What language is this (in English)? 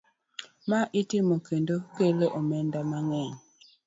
Luo (Kenya and Tanzania)